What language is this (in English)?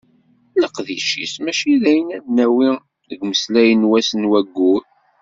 Kabyle